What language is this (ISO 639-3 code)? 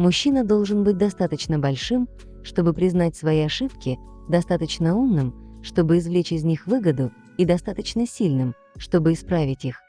rus